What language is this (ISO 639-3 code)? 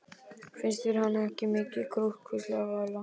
isl